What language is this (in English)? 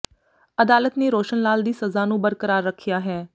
Punjabi